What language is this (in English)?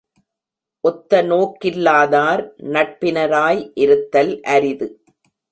Tamil